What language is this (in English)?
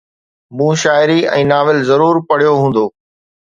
Sindhi